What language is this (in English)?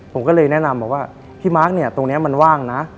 Thai